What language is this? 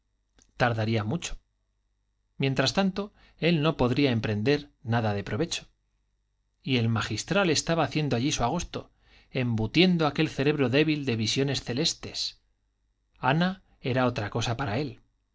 Spanish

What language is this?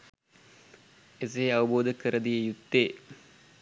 Sinhala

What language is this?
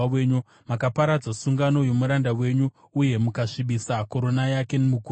Shona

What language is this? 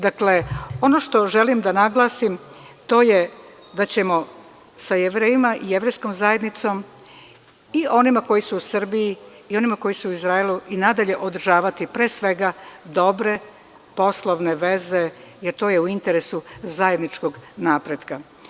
Serbian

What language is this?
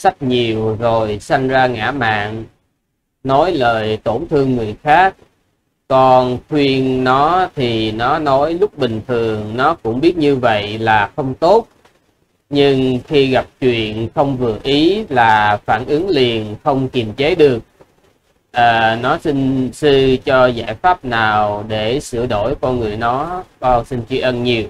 Vietnamese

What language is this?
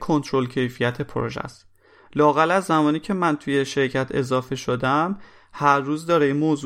Persian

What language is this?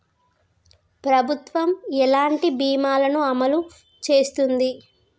Telugu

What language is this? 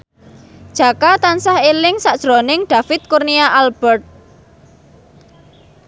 Javanese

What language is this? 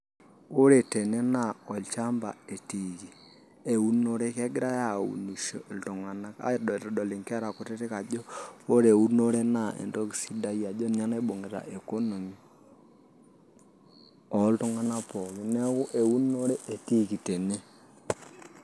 Masai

